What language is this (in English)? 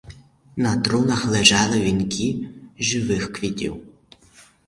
Ukrainian